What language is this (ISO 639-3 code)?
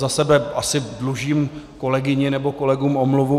ces